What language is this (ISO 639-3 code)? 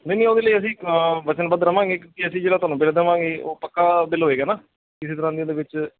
pan